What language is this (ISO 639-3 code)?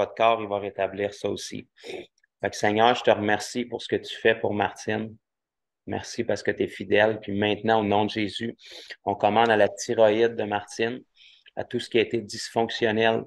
fra